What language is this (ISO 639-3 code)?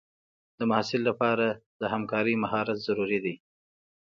pus